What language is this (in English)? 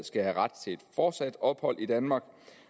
Danish